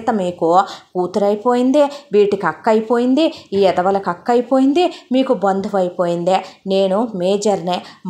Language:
Telugu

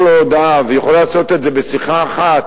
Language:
Hebrew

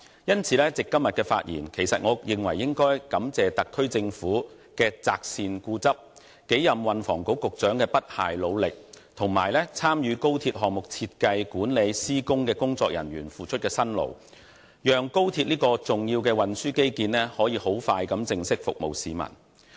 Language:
Cantonese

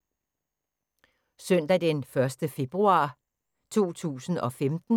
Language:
Danish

